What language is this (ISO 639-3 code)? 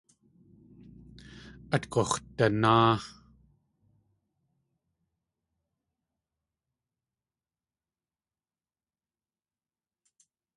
tli